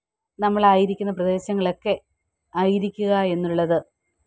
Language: Malayalam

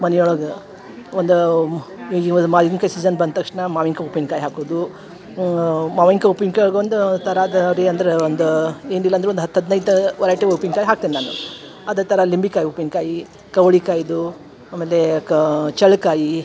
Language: Kannada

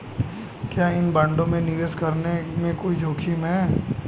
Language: Hindi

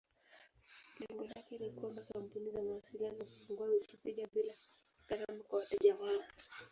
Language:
Swahili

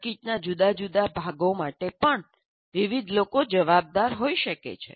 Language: Gujarati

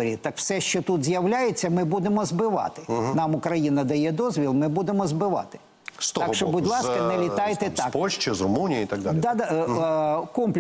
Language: Ukrainian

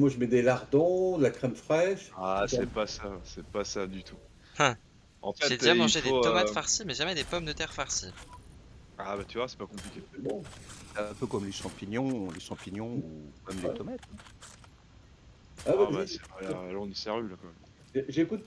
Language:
French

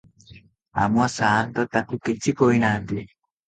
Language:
Odia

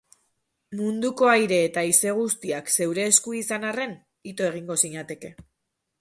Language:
Basque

